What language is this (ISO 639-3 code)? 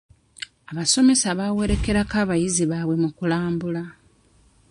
lug